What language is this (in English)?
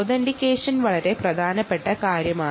Malayalam